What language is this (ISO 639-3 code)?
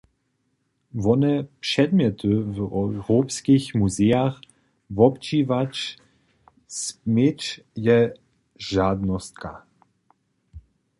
hsb